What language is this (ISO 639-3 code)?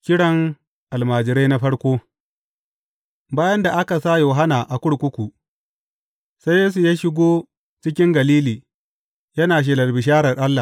hau